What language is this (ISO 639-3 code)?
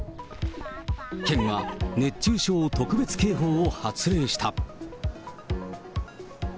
jpn